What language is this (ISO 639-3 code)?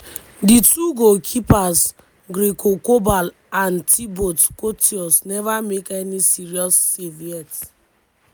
pcm